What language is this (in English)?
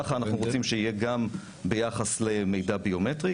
Hebrew